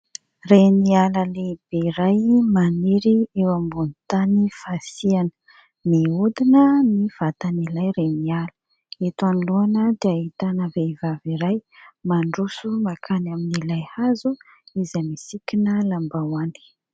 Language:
Malagasy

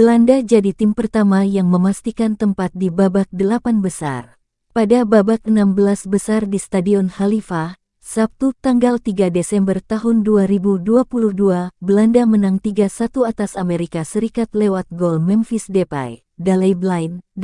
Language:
Indonesian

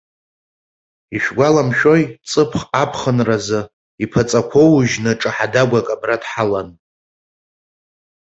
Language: Abkhazian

